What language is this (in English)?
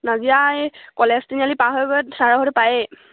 Assamese